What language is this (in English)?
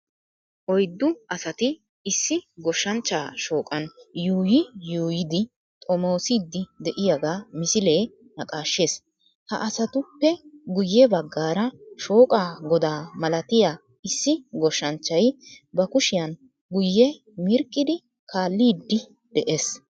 Wolaytta